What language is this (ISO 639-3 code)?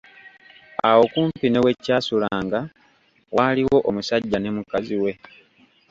lug